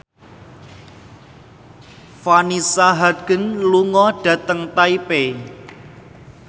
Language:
Javanese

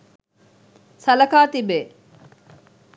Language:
Sinhala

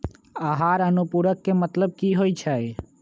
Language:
Magahi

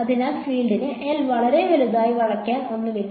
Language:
Malayalam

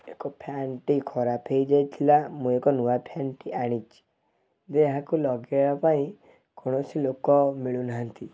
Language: Odia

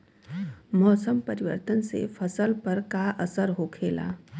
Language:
Bhojpuri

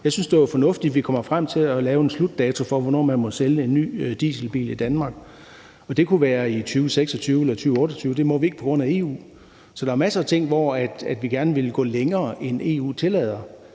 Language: Danish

